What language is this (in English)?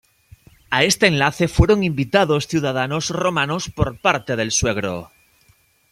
Spanish